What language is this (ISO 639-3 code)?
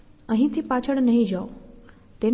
guj